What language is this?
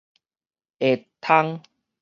Min Nan Chinese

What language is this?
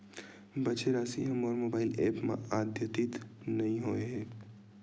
Chhattisgarhi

